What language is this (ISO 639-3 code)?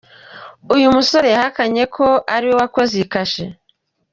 kin